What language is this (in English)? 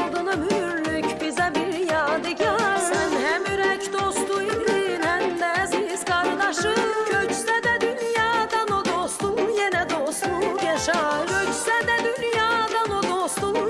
Turkish